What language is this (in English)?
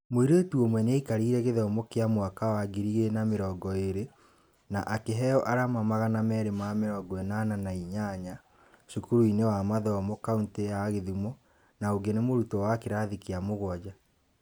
Kikuyu